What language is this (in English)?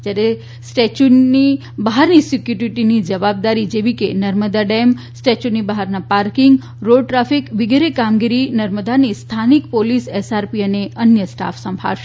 Gujarati